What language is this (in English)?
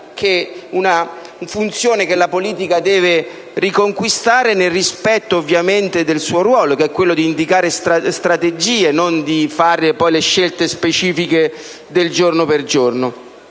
Italian